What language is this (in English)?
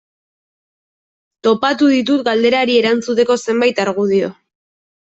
Basque